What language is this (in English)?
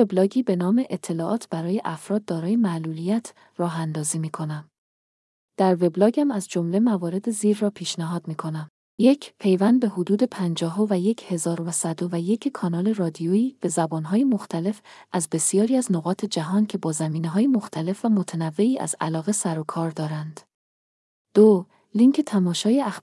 Persian